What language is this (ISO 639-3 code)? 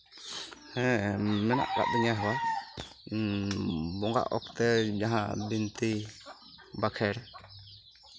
sat